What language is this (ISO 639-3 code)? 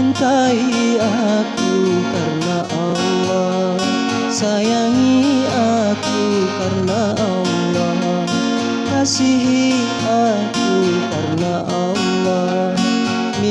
ind